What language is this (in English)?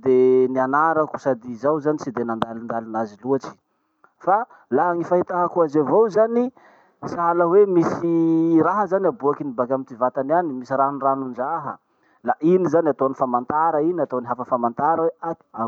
Masikoro Malagasy